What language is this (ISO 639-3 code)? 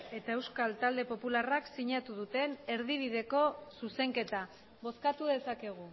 eus